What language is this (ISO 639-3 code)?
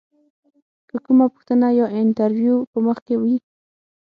pus